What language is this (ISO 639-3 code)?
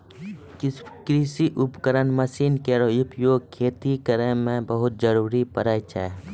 mai